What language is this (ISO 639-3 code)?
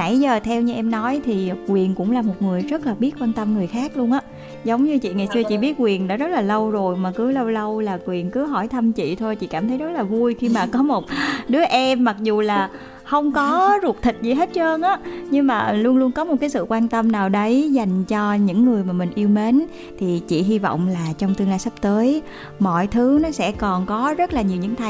vie